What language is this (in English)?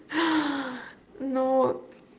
Russian